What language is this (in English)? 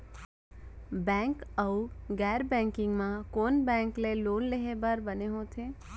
Chhattisgarhi